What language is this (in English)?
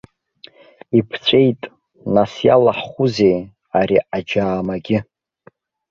Abkhazian